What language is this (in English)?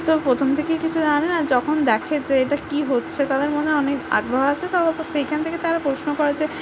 Bangla